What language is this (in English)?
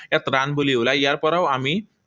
Assamese